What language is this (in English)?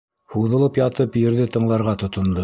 Bashkir